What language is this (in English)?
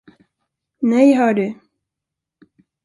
Swedish